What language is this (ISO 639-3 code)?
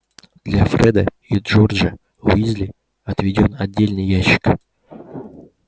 rus